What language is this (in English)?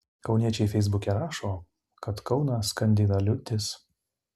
Lithuanian